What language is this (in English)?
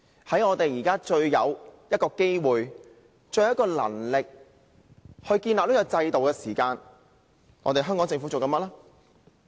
Cantonese